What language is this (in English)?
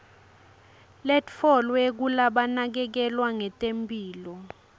Swati